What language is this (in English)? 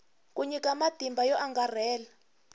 Tsonga